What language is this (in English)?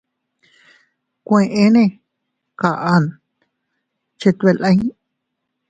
Teutila Cuicatec